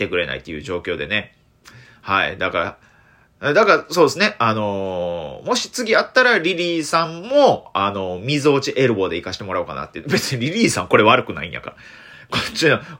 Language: Japanese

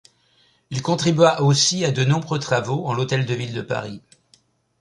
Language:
French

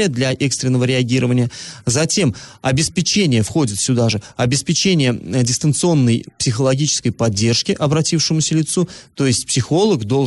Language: Russian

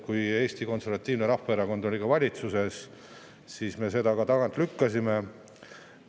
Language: Estonian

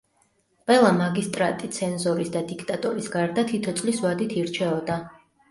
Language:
Georgian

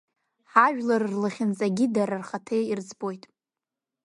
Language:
Abkhazian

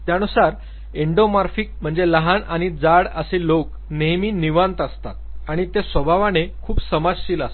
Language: Marathi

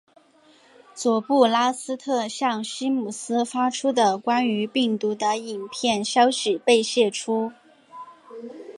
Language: Chinese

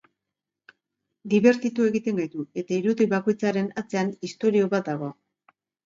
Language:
Basque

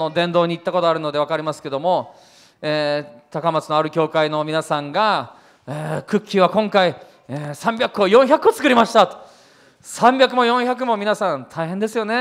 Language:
Japanese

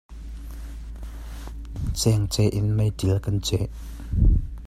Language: Hakha Chin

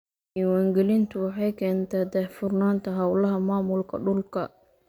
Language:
Somali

